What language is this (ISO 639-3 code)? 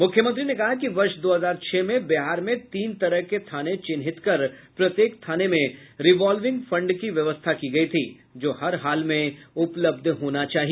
hin